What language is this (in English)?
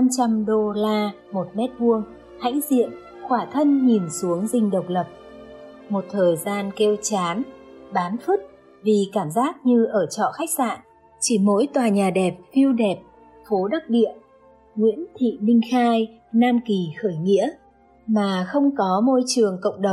Vietnamese